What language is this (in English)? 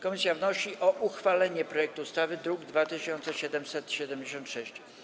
Polish